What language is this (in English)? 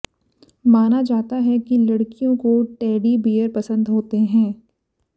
Hindi